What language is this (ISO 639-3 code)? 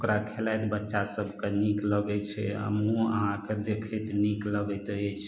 mai